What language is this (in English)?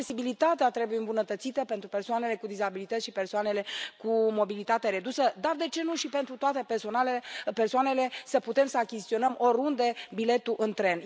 Romanian